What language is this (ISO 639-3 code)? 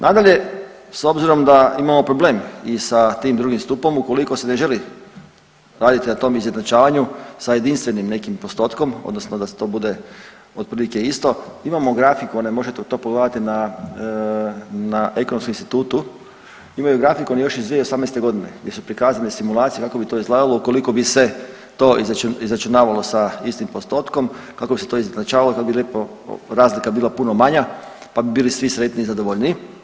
hrv